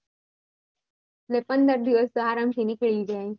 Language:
Gujarati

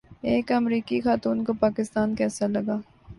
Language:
Urdu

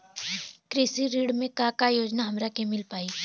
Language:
Bhojpuri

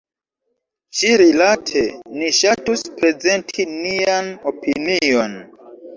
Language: Esperanto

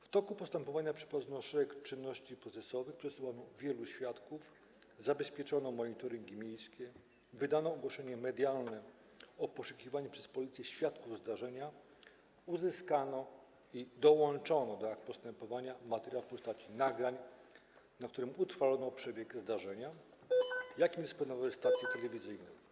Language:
Polish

